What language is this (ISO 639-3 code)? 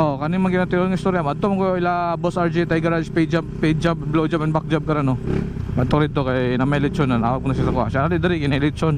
fil